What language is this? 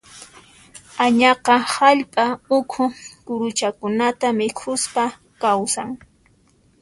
Puno Quechua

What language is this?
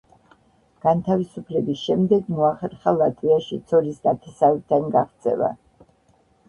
Georgian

